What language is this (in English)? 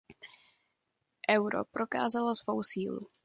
Czech